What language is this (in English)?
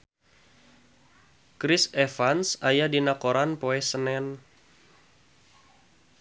Sundanese